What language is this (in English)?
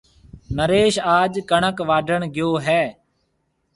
Marwari (Pakistan)